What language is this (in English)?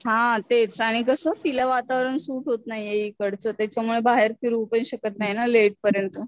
Marathi